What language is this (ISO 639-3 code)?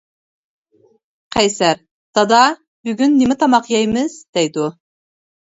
uig